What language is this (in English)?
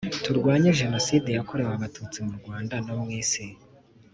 Kinyarwanda